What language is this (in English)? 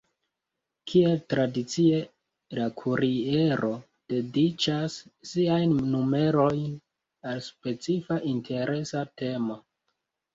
Esperanto